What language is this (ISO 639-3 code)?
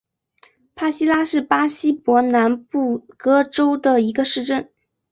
zho